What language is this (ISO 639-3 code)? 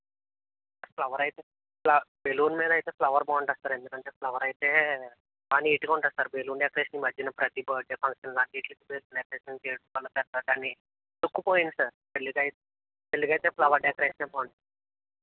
tel